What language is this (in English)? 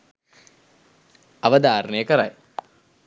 Sinhala